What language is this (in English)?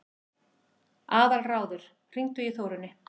Icelandic